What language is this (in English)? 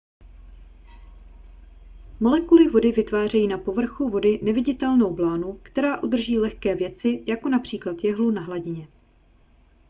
Czech